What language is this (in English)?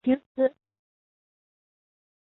Chinese